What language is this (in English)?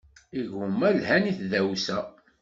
Kabyle